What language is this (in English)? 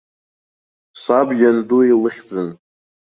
Abkhazian